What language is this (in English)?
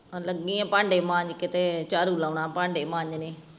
Punjabi